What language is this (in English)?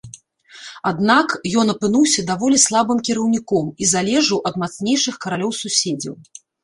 Belarusian